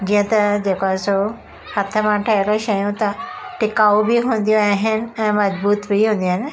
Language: Sindhi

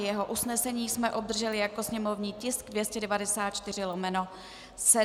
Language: Czech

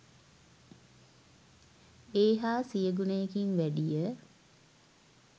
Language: Sinhala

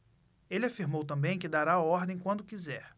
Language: Portuguese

